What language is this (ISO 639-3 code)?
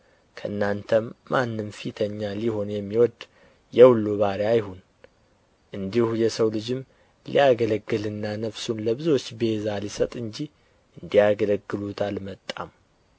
amh